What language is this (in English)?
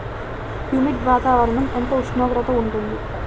Telugu